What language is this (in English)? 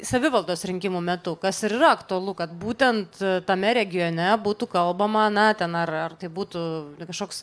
Lithuanian